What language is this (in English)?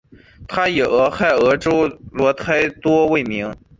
Chinese